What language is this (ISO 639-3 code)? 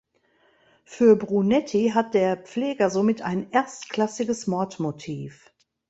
deu